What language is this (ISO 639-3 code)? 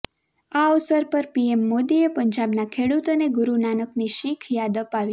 guj